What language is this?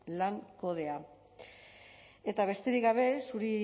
Basque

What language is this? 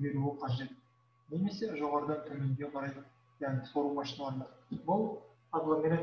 Turkish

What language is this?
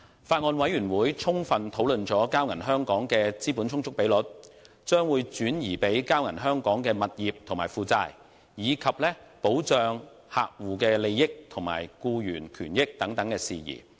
Cantonese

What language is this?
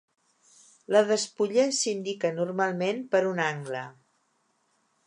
Catalan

